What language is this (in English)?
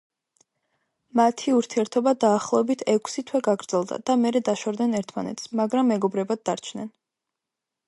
Georgian